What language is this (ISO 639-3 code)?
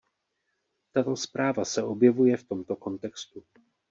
ces